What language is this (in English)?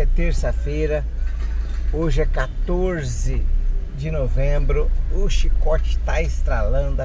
Portuguese